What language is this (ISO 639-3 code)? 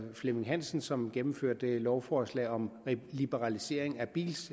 dan